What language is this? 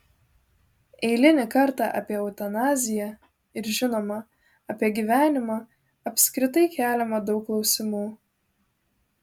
Lithuanian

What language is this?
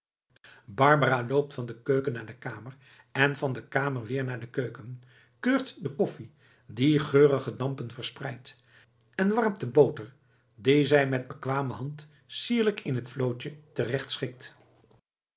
Dutch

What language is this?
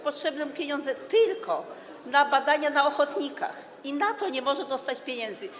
Polish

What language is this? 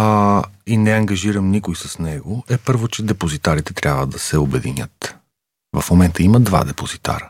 Bulgarian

